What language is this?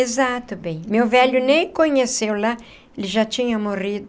Portuguese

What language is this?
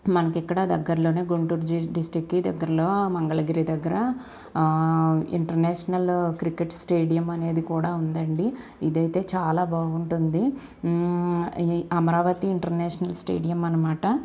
Telugu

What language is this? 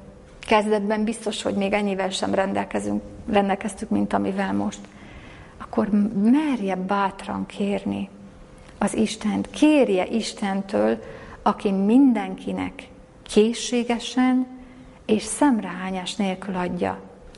Hungarian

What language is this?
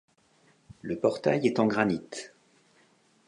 French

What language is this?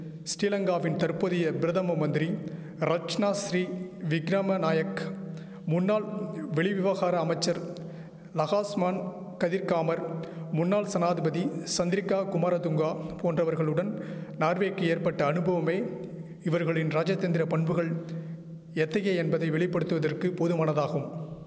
Tamil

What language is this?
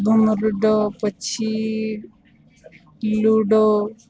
Gujarati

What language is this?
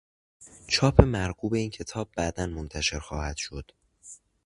Persian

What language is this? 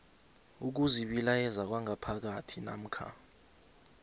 South Ndebele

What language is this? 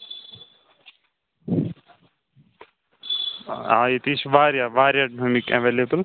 Kashmiri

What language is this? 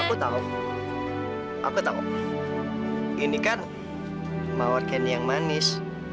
Indonesian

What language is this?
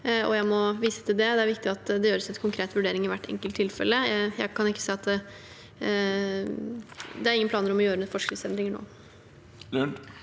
Norwegian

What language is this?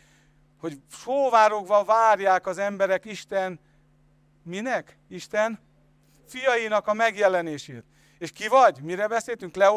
Hungarian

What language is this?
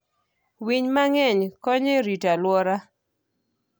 Luo (Kenya and Tanzania)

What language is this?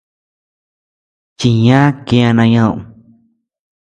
Tepeuxila Cuicatec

